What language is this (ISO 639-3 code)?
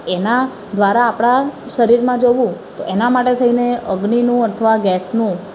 guj